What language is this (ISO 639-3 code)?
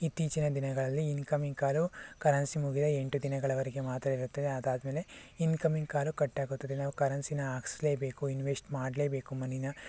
kan